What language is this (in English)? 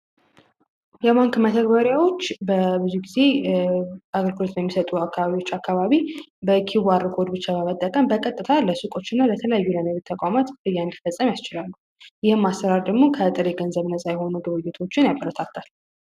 Amharic